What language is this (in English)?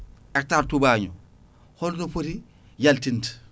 Fula